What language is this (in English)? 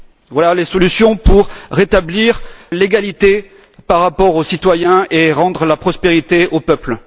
French